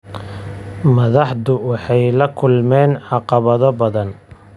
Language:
Somali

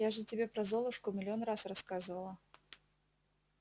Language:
Russian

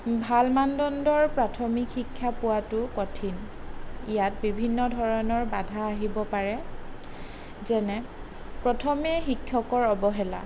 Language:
Assamese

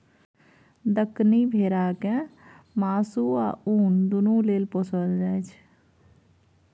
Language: Maithili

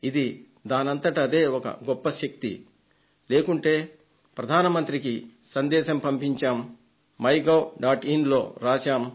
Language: Telugu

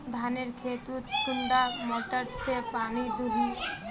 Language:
Magahi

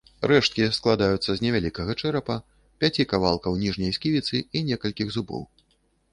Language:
Belarusian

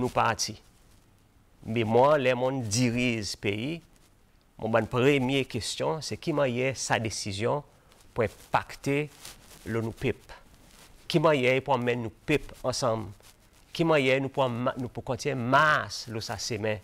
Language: French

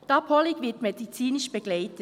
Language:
Swiss German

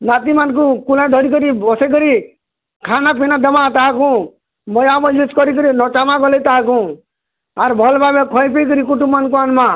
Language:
Odia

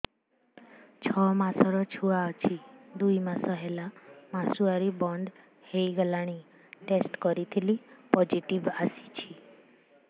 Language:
Odia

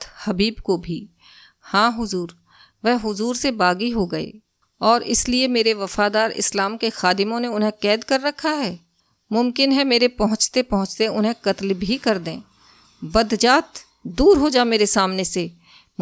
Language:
Hindi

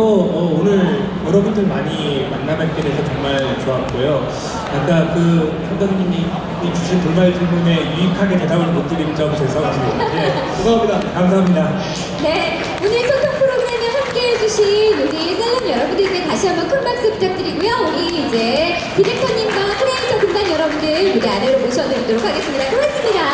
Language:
Korean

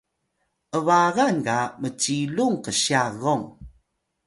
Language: Atayal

